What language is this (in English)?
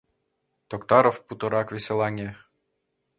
Mari